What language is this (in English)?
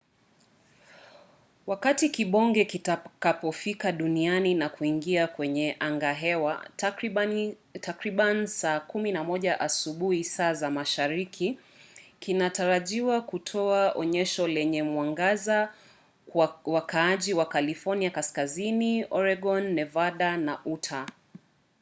Swahili